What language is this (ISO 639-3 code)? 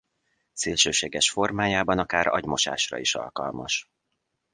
hun